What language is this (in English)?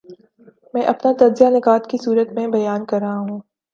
Urdu